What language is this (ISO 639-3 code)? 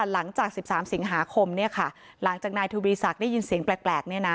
tha